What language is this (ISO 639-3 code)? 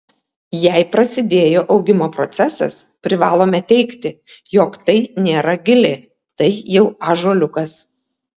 lit